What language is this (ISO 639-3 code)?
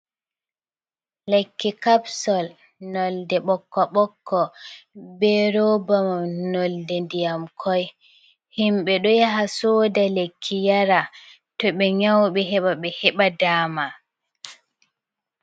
ful